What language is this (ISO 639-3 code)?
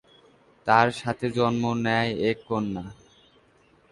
ben